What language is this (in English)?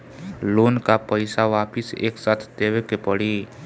Bhojpuri